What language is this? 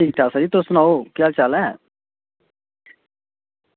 Dogri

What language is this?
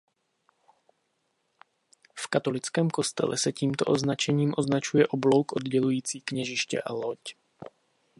Czech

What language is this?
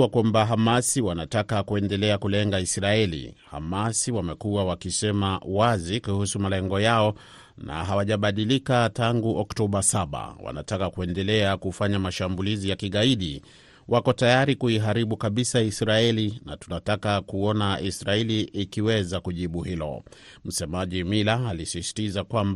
Swahili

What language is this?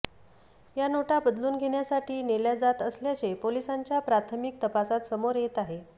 Marathi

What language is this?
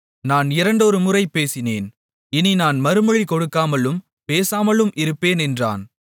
Tamil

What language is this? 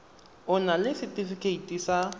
Tswana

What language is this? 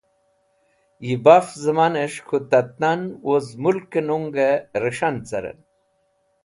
Wakhi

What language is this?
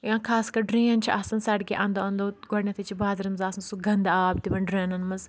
Kashmiri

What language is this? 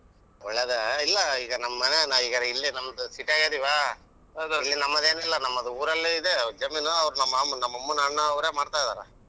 Kannada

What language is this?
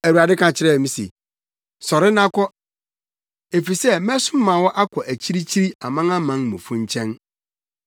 Akan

